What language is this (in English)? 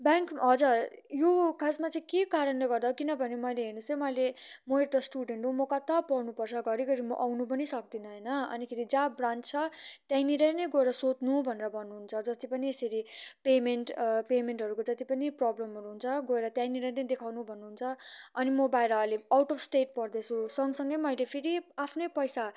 Nepali